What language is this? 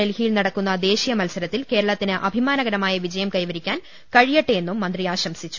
Malayalam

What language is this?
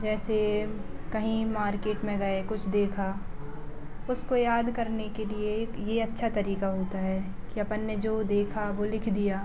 Hindi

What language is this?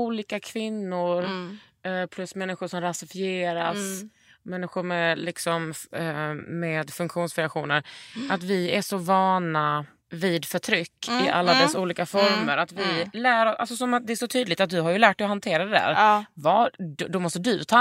Swedish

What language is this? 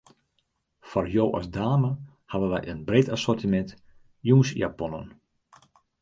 Western Frisian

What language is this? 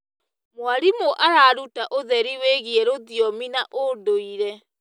Kikuyu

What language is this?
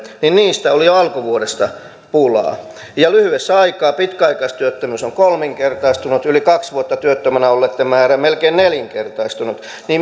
Finnish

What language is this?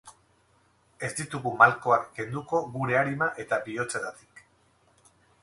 Basque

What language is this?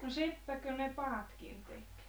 Finnish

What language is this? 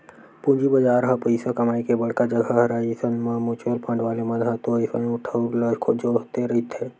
Chhattisgarhi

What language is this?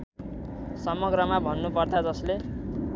Nepali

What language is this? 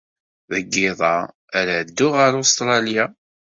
Kabyle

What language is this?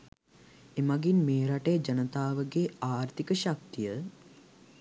Sinhala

